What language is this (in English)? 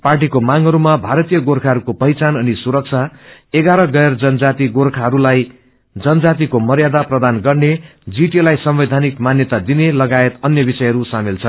Nepali